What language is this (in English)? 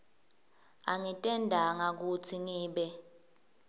Swati